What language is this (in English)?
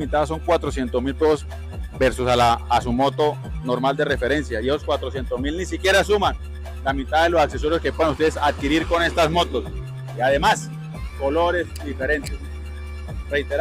Spanish